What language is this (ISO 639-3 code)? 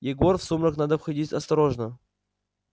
rus